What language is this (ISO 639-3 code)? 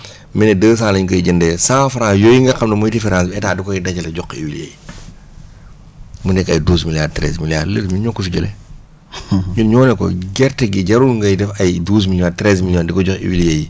wol